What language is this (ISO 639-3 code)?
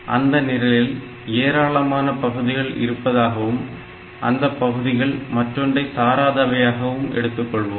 tam